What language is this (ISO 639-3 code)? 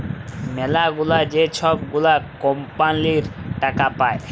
ben